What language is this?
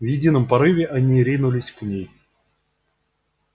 Russian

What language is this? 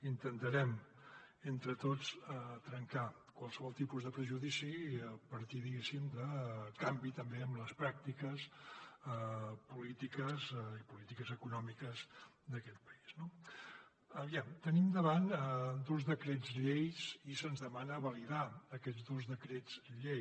Catalan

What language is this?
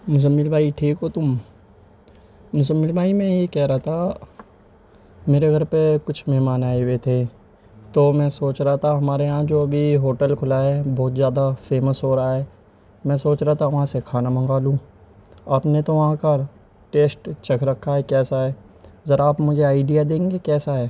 Urdu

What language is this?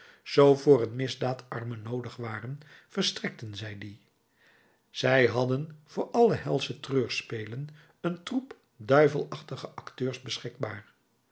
Dutch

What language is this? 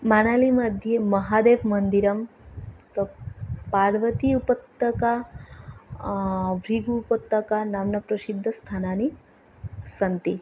Sanskrit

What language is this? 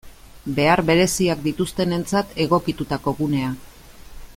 Basque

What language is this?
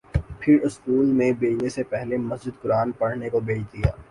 Urdu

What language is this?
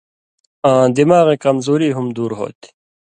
Indus Kohistani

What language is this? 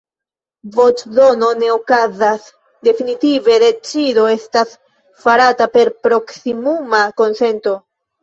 Esperanto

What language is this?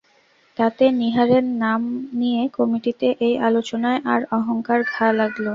Bangla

